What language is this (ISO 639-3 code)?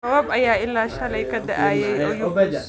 som